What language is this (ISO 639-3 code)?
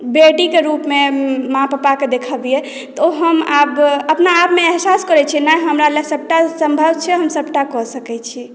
mai